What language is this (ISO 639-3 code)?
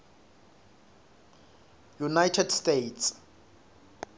ssw